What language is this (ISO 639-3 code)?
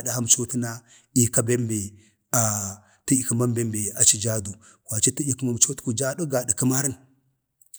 bde